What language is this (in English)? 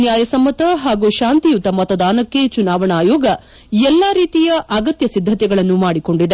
Kannada